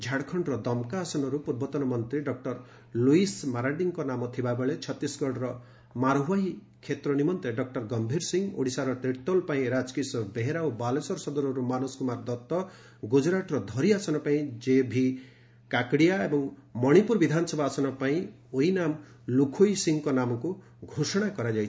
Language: Odia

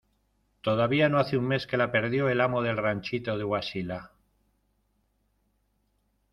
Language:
Spanish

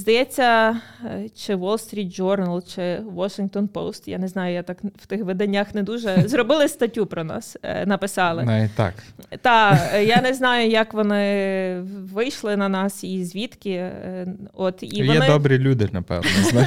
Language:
Ukrainian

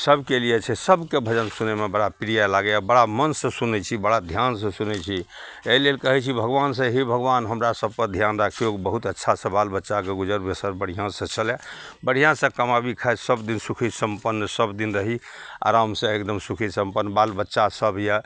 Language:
Maithili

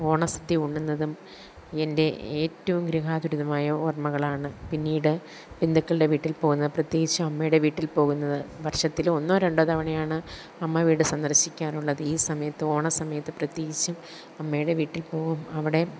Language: Malayalam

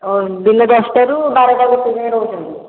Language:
Odia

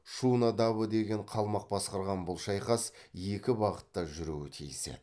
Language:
Kazakh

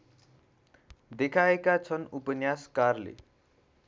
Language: Nepali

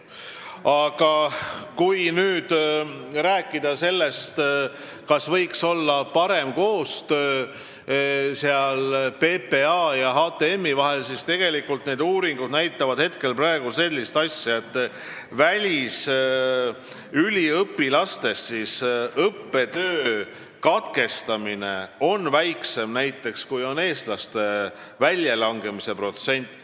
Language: Estonian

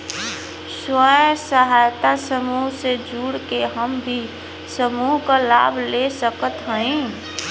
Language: Bhojpuri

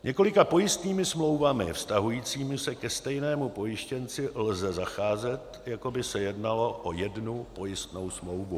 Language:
Czech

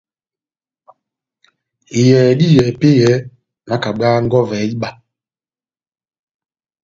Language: Batanga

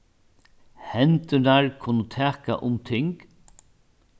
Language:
Faroese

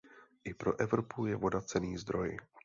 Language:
Czech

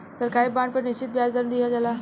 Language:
Bhojpuri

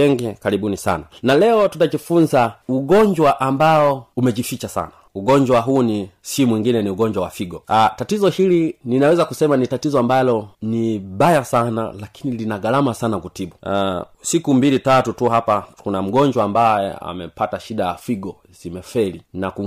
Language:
Swahili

